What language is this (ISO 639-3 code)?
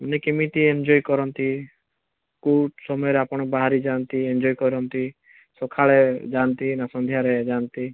ori